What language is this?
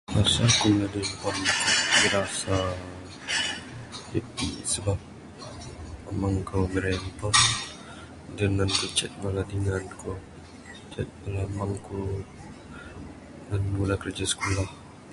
Bukar-Sadung Bidayuh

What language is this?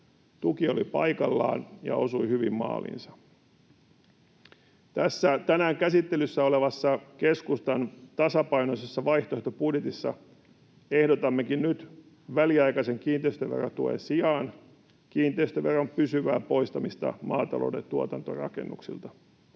Finnish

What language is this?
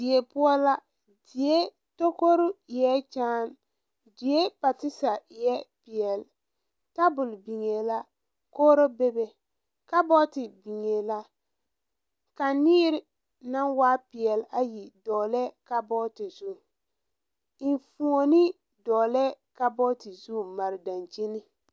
Southern Dagaare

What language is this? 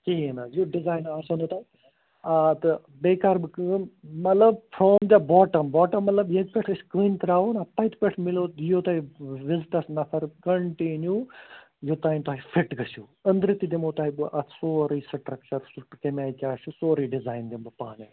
Kashmiri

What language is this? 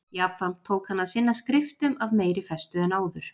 Icelandic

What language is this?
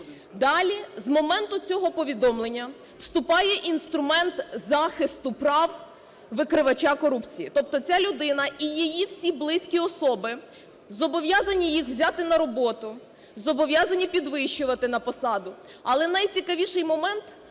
Ukrainian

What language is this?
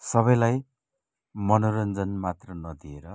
Nepali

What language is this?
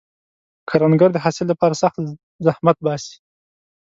Pashto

